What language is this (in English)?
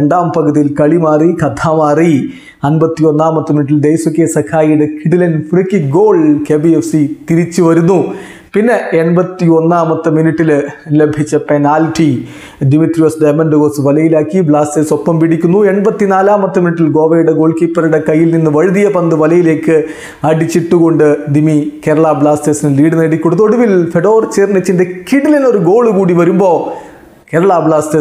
Malayalam